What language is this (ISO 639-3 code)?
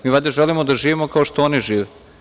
srp